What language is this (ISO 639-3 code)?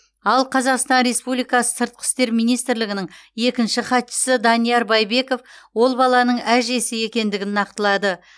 kaz